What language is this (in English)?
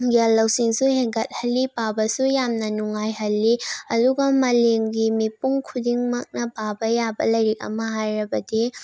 Manipuri